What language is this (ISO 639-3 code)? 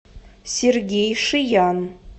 rus